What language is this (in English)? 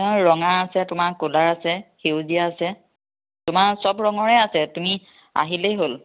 Assamese